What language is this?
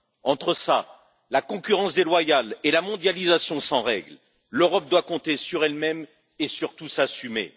French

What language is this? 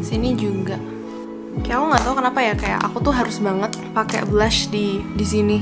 Indonesian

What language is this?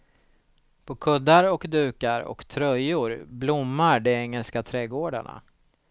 Swedish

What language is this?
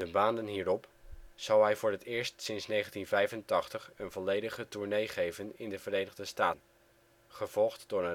Dutch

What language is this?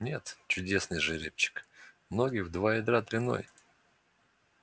Russian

